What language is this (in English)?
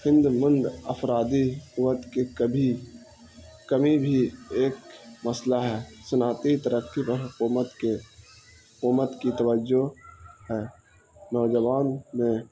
Urdu